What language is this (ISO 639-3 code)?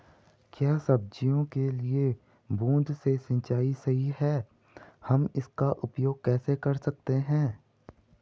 hin